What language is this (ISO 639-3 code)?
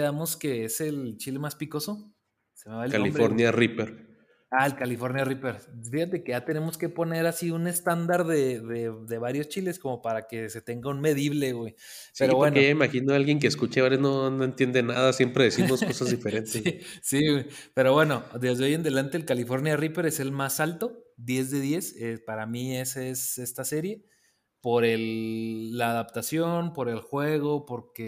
spa